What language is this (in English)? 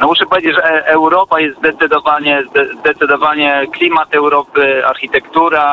Polish